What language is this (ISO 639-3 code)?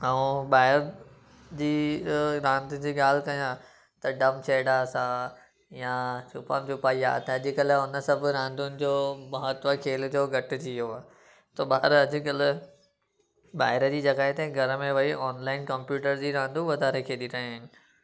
snd